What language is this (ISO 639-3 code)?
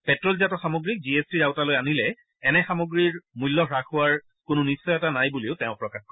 asm